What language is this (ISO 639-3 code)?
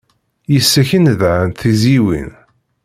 kab